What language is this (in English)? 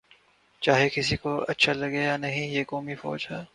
Urdu